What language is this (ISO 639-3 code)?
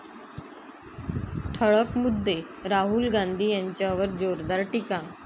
mar